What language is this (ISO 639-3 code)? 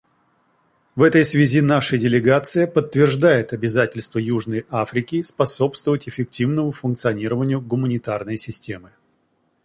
rus